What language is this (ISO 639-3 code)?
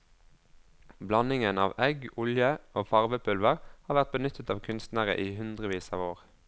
nor